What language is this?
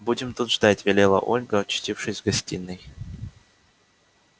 Russian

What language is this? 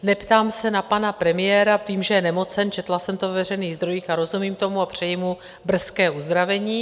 Czech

